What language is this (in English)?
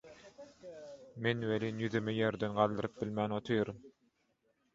Turkmen